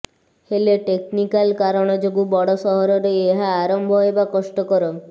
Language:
Odia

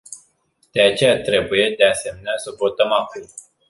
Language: Romanian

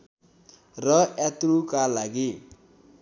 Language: Nepali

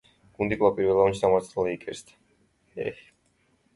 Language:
Georgian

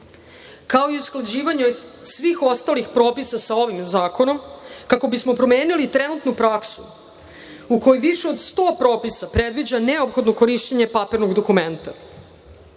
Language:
Serbian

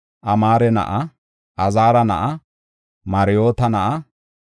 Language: Gofa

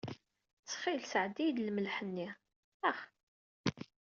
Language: Kabyle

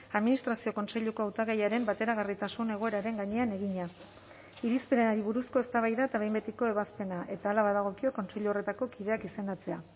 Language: Basque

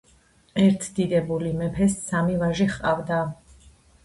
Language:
Georgian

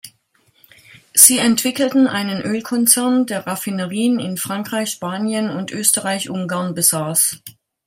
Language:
German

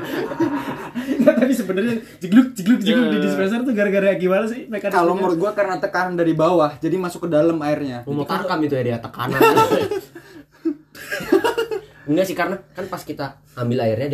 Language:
Indonesian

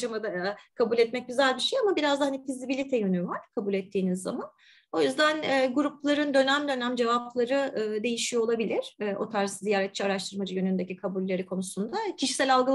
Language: Turkish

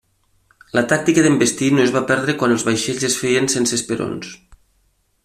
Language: Catalan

